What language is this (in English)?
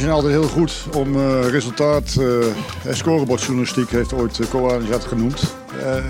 Dutch